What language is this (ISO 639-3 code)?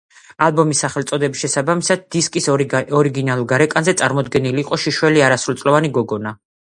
kat